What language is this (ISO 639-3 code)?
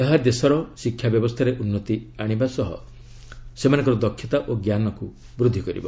ori